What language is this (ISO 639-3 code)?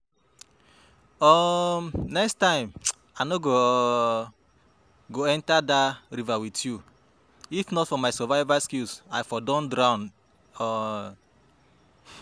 pcm